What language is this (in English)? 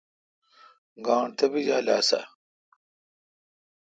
Kalkoti